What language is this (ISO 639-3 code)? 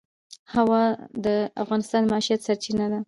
pus